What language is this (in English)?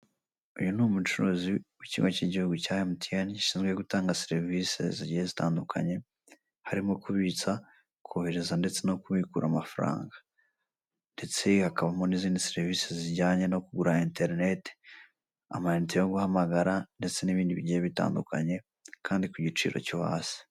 Kinyarwanda